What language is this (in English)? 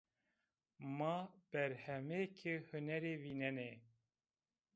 Zaza